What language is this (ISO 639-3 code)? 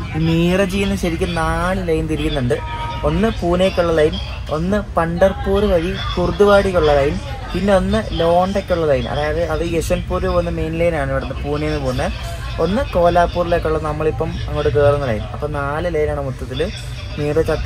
mal